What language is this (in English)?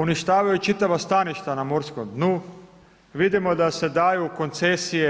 Croatian